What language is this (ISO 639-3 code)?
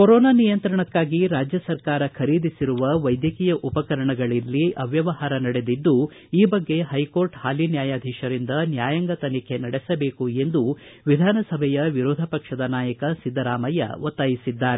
kan